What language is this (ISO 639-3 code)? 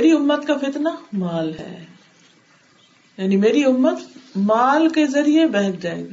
urd